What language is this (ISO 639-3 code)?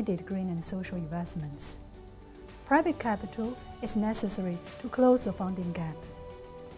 eng